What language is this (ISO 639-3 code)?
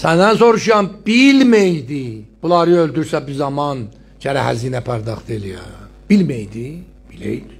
tur